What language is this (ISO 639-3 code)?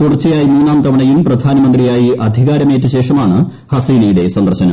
mal